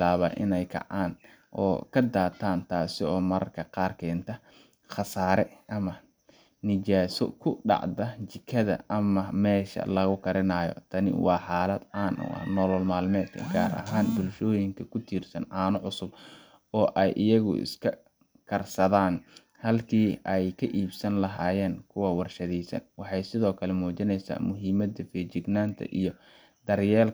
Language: Somali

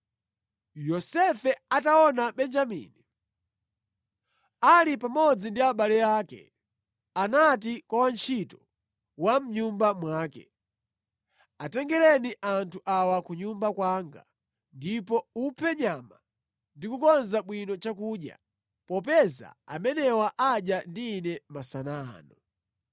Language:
Nyanja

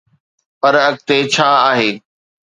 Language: Sindhi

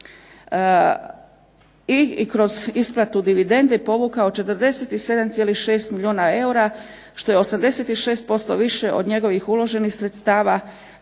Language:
Croatian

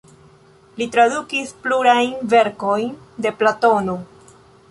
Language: Esperanto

